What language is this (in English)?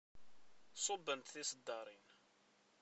Kabyle